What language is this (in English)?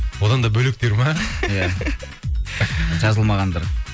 Kazakh